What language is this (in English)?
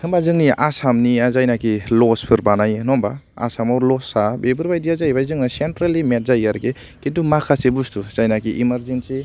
Bodo